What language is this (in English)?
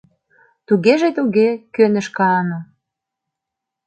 Mari